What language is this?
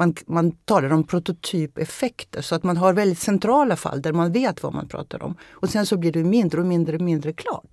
Swedish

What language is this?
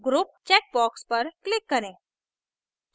Hindi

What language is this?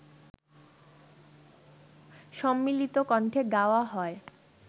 Bangla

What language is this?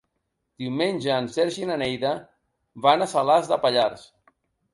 Catalan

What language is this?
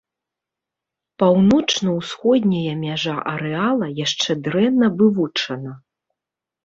Belarusian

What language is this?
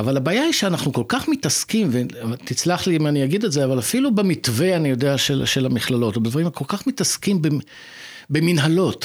Hebrew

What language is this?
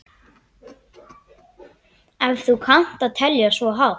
Icelandic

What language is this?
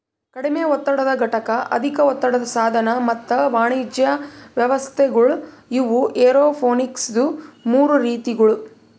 Kannada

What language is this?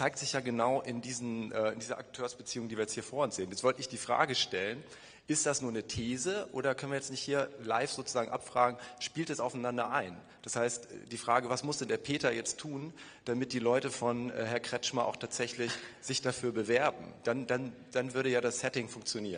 German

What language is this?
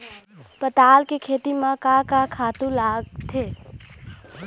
Chhattisgarhi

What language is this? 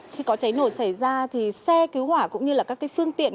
Vietnamese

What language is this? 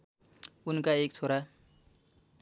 Nepali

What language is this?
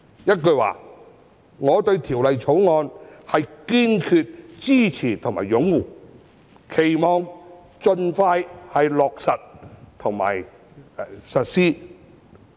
Cantonese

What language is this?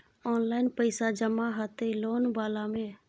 Maithili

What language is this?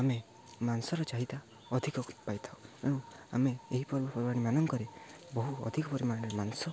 Odia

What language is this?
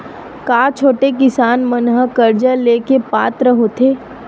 Chhattisgarhi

